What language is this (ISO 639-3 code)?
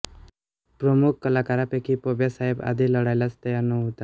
mar